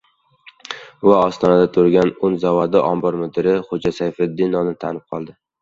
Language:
Uzbek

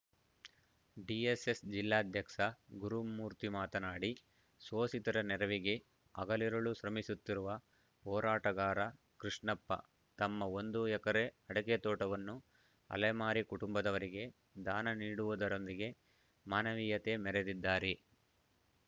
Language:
Kannada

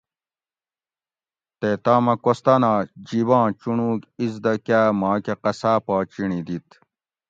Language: Gawri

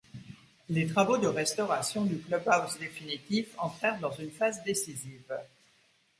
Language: French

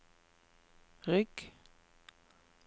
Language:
Norwegian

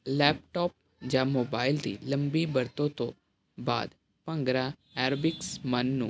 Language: Punjabi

